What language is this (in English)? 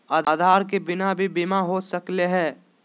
Magahi